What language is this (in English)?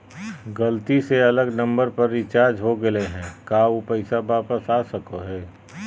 Magahi